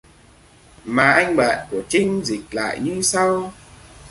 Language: Vietnamese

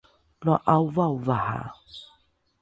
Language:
Rukai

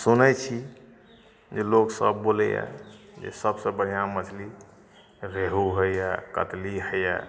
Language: Maithili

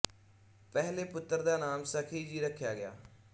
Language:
Punjabi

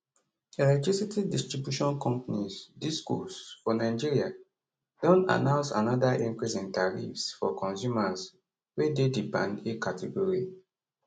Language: Nigerian Pidgin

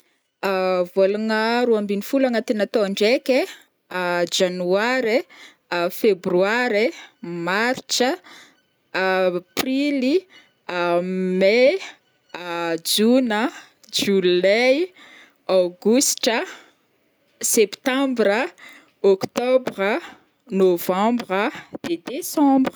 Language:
Northern Betsimisaraka Malagasy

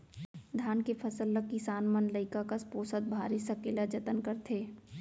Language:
Chhattisgarhi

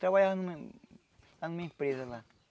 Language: Portuguese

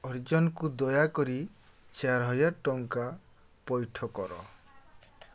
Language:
Odia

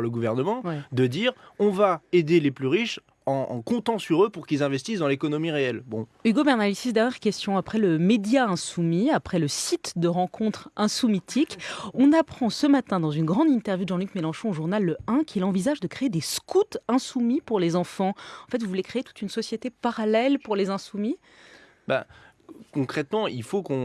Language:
French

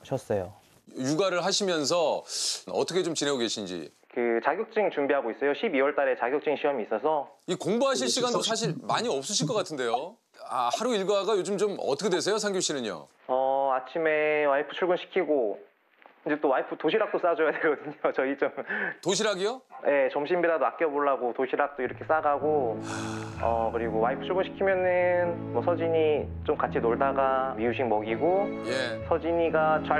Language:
Korean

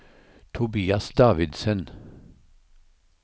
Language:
Norwegian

